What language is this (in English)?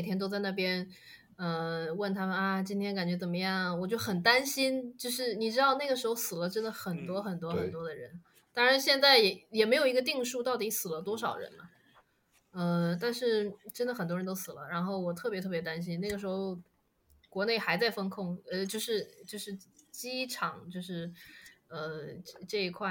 Chinese